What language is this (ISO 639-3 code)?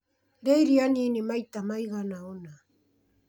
kik